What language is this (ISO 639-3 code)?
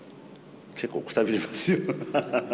jpn